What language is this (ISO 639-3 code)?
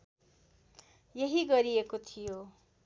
nep